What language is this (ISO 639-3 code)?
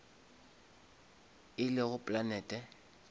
nso